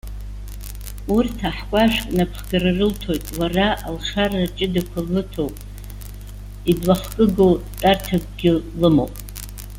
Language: Abkhazian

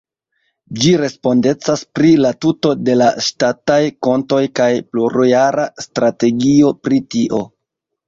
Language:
Esperanto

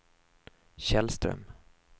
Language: Swedish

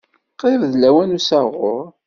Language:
Kabyle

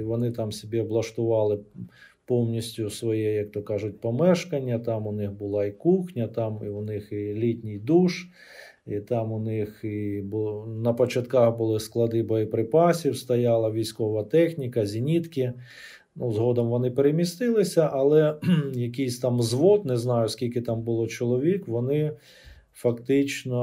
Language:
Ukrainian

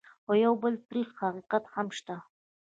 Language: Pashto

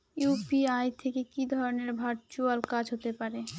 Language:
Bangla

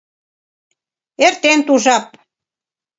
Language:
Mari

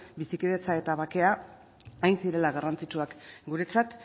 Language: Basque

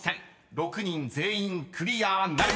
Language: Japanese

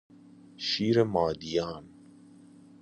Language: Persian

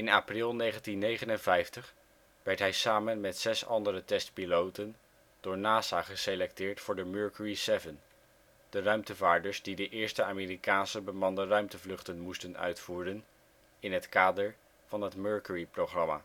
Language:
Dutch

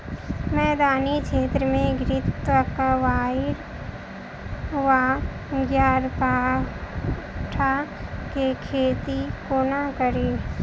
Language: Maithili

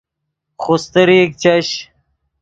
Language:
Yidgha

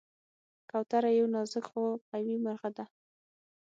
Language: Pashto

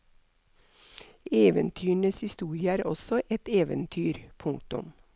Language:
Norwegian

